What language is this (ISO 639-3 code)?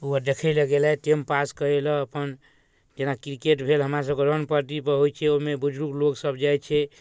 mai